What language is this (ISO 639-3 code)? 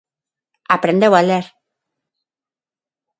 glg